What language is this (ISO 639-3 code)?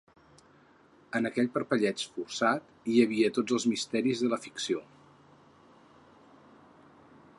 cat